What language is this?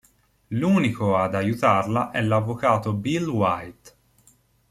Italian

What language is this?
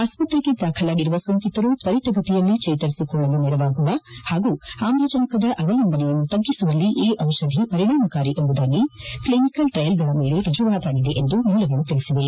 Kannada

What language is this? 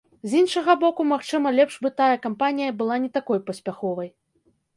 Belarusian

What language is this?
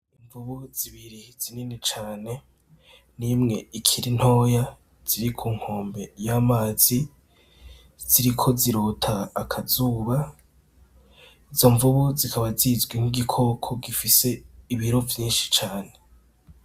Rundi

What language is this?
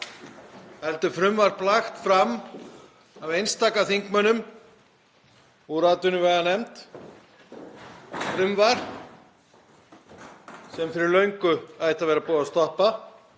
Icelandic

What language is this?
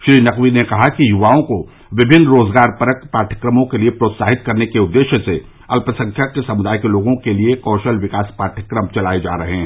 Hindi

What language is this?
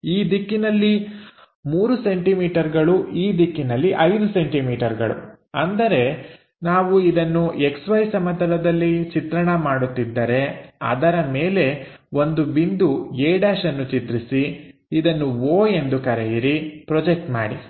Kannada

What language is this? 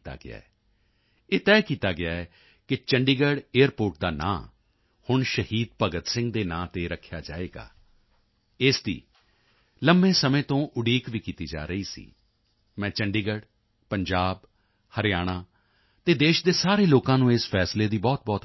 Punjabi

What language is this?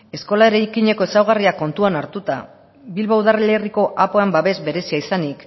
Basque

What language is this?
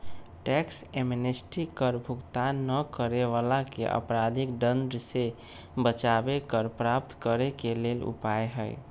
Magahi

